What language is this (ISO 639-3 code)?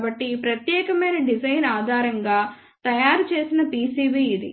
tel